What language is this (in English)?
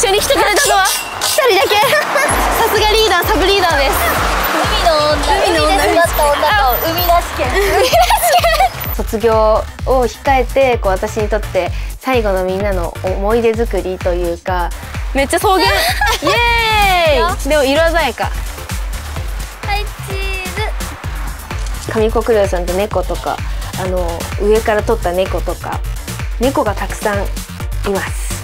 Japanese